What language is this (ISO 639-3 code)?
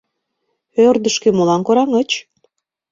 chm